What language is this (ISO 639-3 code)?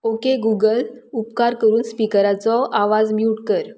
kok